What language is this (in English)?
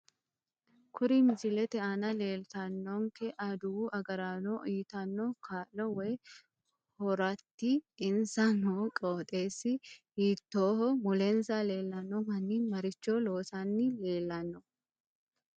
Sidamo